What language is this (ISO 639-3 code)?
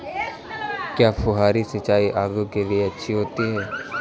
hin